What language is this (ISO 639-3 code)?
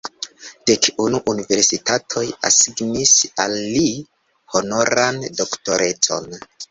epo